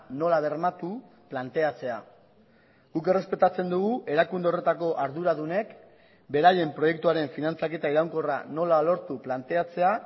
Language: Basque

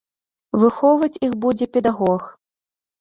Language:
Belarusian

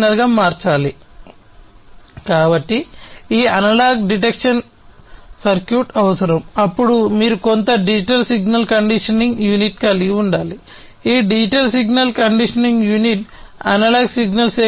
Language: Telugu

